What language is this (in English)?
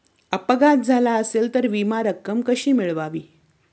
Marathi